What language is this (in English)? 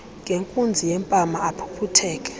Xhosa